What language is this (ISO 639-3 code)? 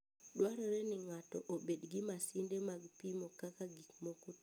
luo